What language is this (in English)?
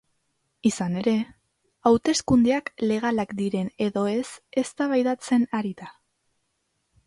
Basque